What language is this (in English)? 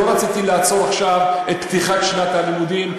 Hebrew